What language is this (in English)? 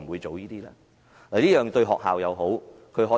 Cantonese